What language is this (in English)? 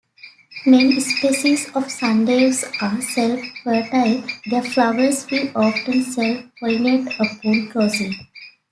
English